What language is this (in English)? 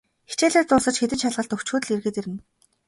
Mongolian